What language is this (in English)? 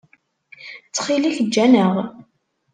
Kabyle